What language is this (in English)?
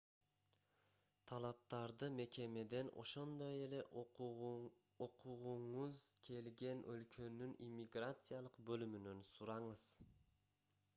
Kyrgyz